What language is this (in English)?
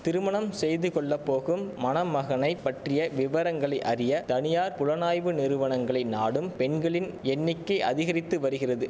Tamil